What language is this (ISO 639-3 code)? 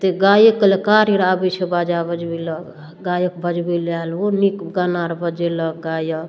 mai